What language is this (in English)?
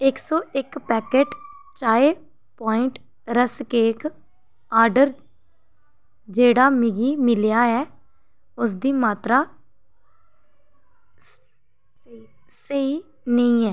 Dogri